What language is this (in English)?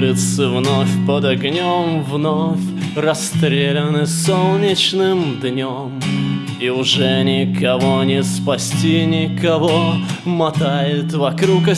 Russian